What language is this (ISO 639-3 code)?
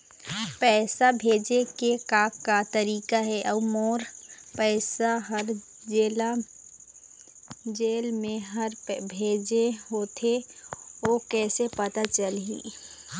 hne